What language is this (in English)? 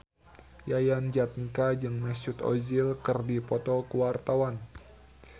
Sundanese